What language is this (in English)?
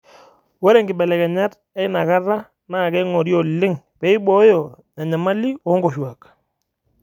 Masai